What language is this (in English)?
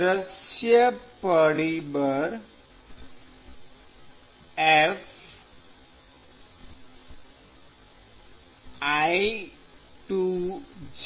Gujarati